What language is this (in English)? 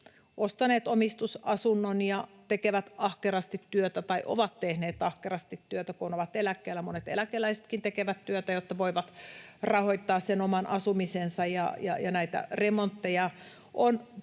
Finnish